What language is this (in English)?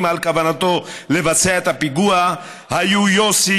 Hebrew